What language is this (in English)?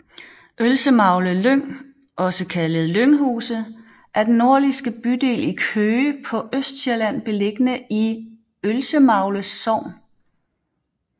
Danish